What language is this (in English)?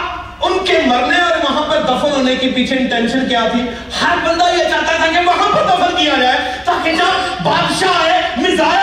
Urdu